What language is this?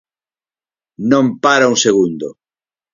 Galician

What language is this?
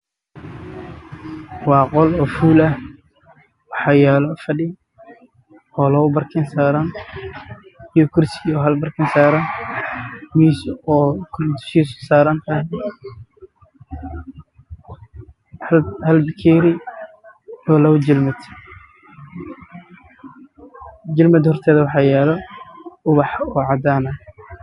Somali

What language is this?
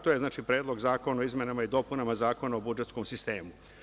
Serbian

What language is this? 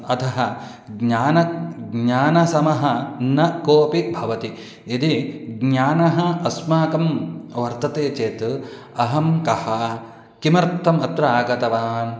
Sanskrit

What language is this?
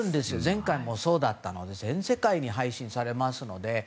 Japanese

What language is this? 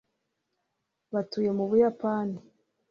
Kinyarwanda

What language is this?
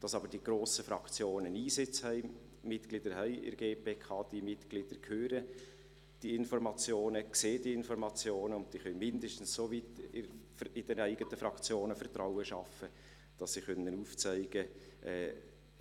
Swiss German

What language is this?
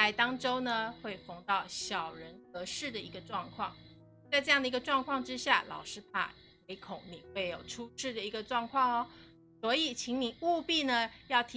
Chinese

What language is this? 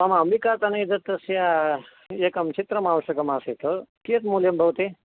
Sanskrit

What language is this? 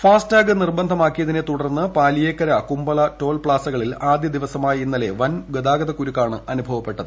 Malayalam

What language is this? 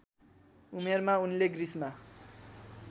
Nepali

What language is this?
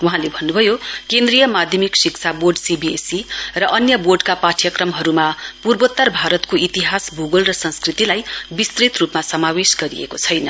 Nepali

